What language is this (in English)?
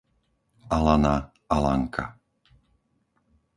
Slovak